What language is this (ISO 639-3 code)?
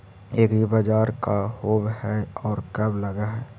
mag